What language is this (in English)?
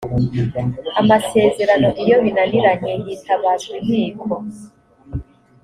Kinyarwanda